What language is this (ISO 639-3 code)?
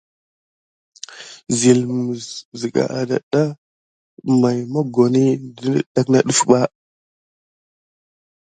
gid